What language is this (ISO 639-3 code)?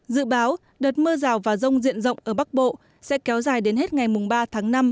vie